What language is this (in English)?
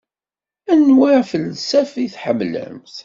Kabyle